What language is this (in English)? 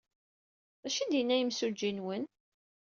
Kabyle